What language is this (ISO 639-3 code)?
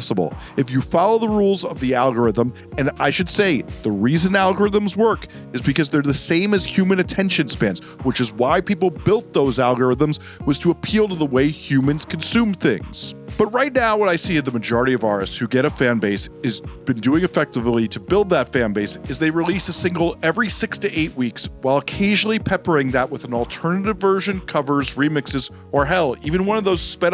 eng